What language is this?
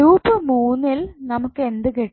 Malayalam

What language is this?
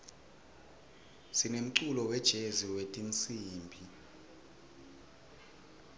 Swati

